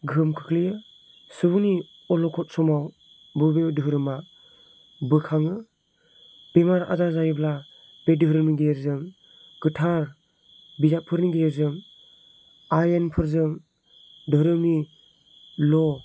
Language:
Bodo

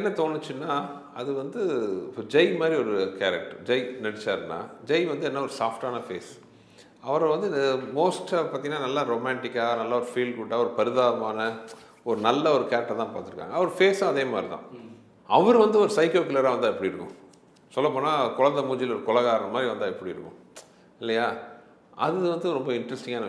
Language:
Tamil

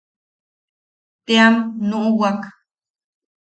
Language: Yaqui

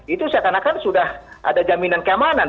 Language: Indonesian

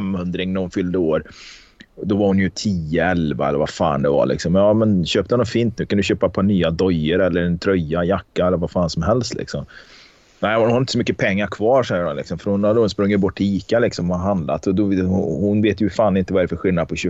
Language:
Swedish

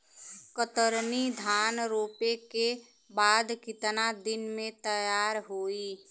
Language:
Bhojpuri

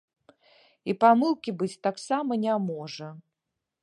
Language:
Belarusian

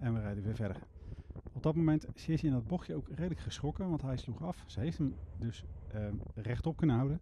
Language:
Dutch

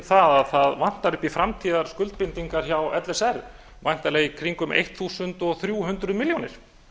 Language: Icelandic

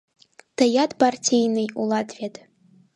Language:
Mari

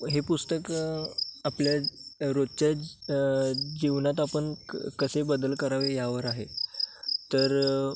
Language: Marathi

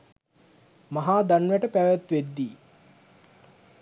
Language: Sinhala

